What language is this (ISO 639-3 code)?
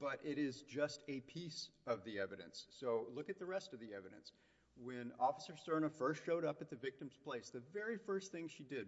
eng